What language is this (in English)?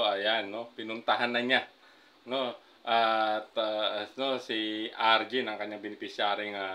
Filipino